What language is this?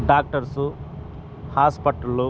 Telugu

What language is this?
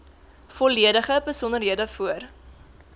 Afrikaans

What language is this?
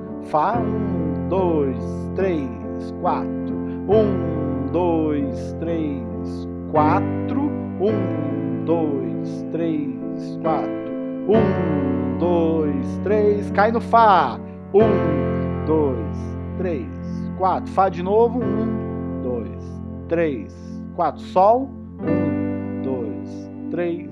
Portuguese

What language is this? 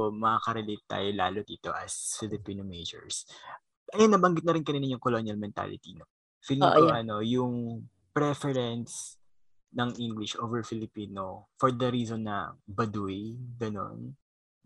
Filipino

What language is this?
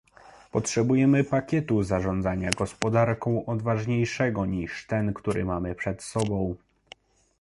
Polish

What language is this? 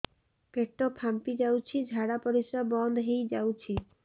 Odia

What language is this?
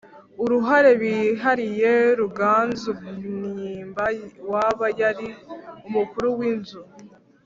Kinyarwanda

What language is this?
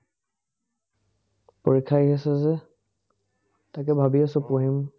Assamese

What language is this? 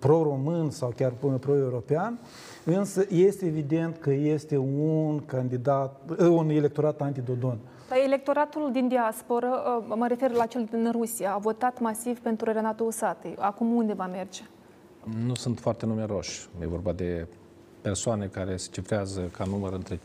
Romanian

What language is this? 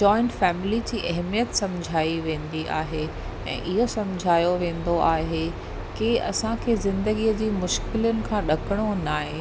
Sindhi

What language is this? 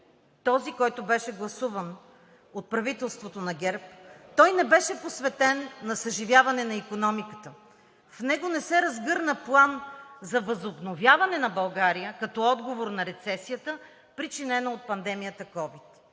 Bulgarian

